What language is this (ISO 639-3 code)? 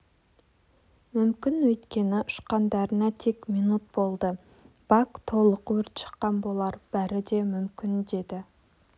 kaz